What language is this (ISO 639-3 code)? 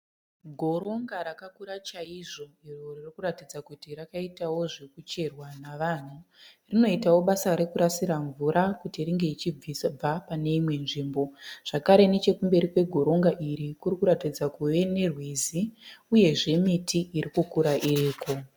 sna